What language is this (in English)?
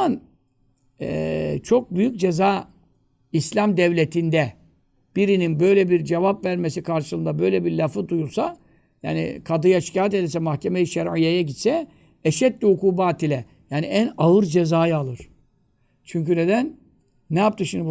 Turkish